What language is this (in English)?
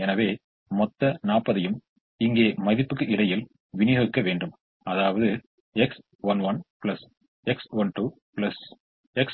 Tamil